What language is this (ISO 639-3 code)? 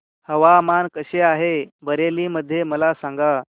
mar